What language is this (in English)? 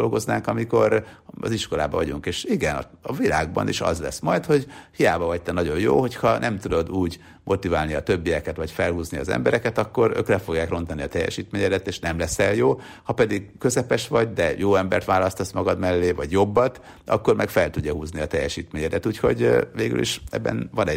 Hungarian